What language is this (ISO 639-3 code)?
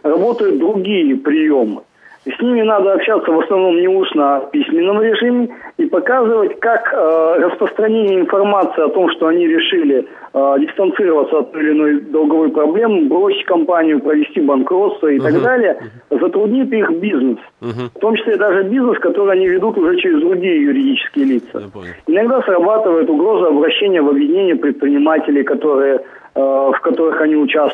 rus